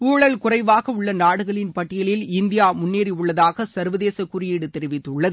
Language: Tamil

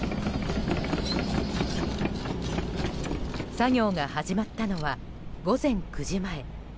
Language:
Japanese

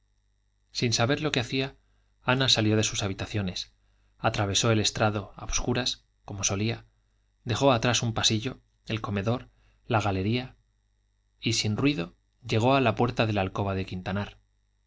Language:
Spanish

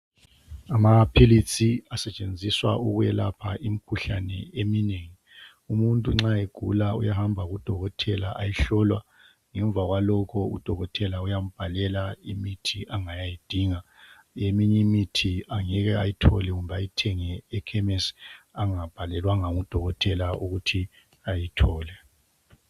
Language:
North Ndebele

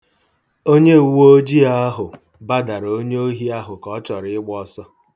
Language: Igbo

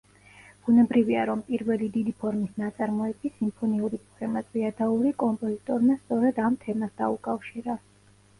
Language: Georgian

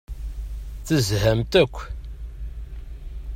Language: Kabyle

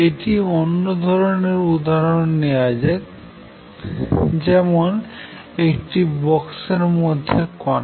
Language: Bangla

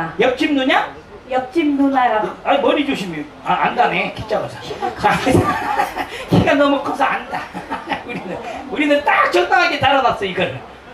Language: Korean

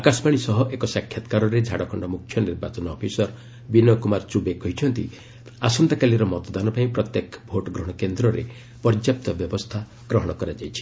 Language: Odia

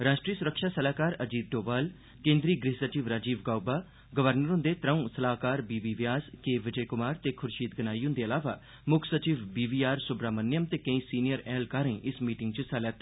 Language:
Dogri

